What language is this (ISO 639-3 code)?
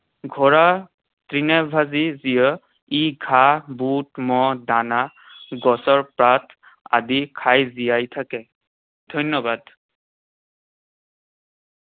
asm